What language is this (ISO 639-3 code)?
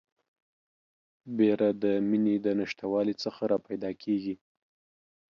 pus